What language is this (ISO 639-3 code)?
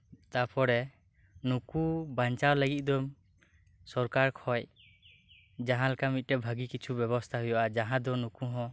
sat